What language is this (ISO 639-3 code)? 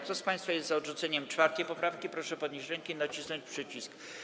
pol